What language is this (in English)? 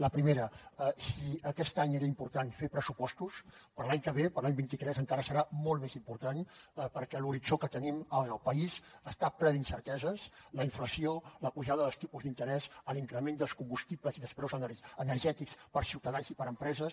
Catalan